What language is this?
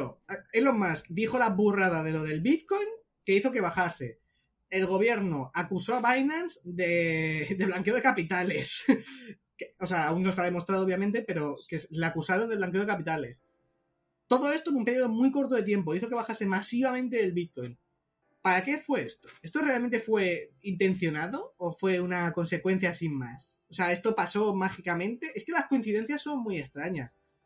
Spanish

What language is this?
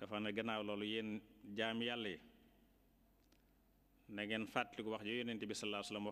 Arabic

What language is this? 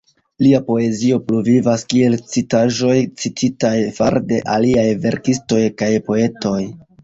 Esperanto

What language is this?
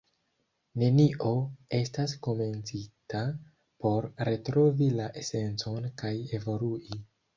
Esperanto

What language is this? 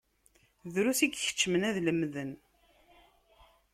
Kabyle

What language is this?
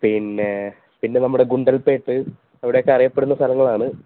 Malayalam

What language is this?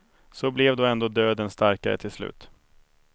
Swedish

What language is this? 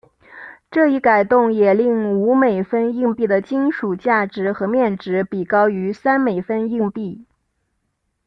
Chinese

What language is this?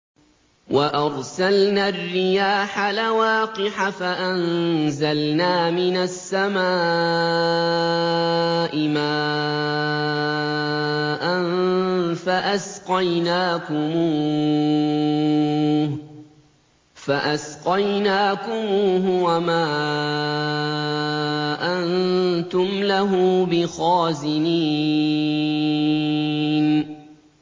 Arabic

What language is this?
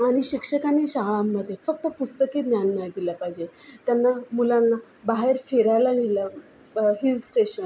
Marathi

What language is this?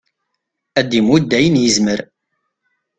Kabyle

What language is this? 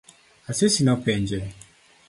Luo (Kenya and Tanzania)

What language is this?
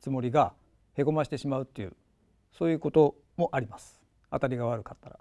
Japanese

